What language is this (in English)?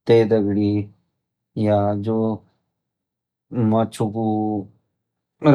Garhwali